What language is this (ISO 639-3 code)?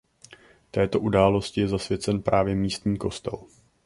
ces